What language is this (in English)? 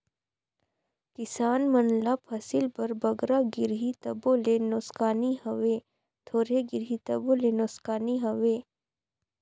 Chhattisgarhi